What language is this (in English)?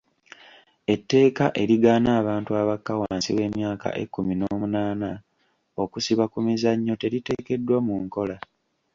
Ganda